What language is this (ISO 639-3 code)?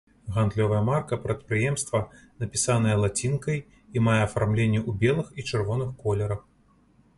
bel